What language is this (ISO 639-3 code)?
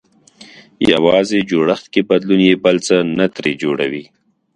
pus